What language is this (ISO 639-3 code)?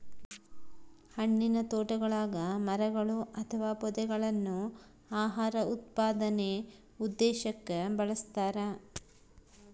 kan